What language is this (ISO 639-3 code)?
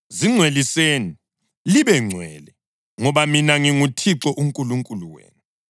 nde